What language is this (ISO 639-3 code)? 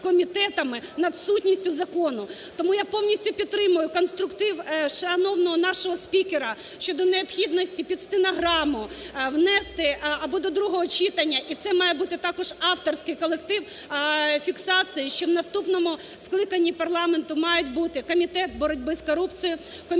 ukr